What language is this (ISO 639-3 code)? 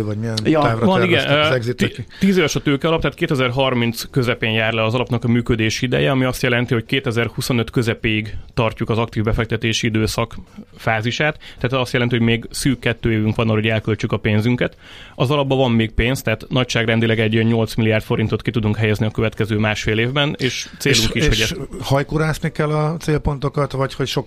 hun